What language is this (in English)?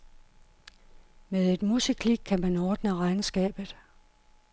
Danish